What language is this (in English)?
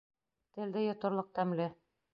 Bashkir